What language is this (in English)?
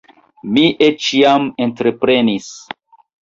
Esperanto